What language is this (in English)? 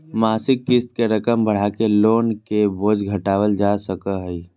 Magahi